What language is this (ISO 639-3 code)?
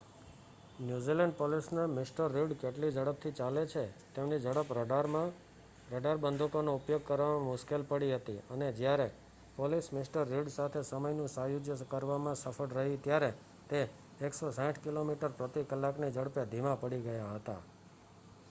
guj